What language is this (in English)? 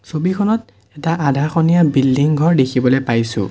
Assamese